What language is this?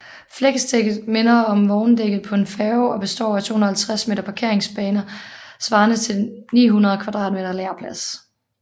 Danish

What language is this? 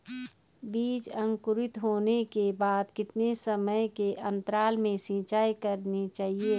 Hindi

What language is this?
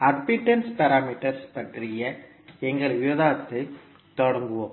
Tamil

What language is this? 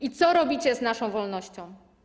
Polish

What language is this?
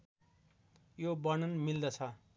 Nepali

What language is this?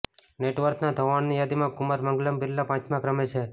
Gujarati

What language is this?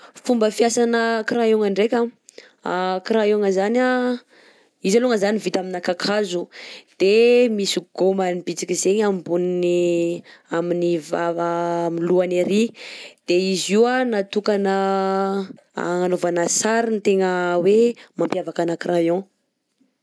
Southern Betsimisaraka Malagasy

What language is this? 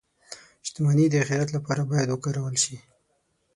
Pashto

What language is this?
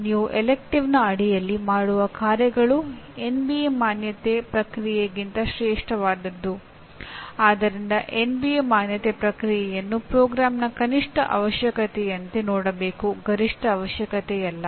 Kannada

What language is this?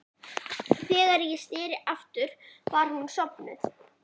Icelandic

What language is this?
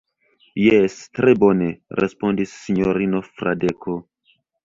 Esperanto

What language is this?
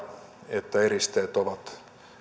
Finnish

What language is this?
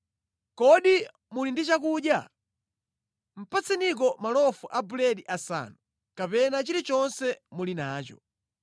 Nyanja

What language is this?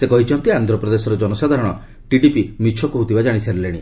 Odia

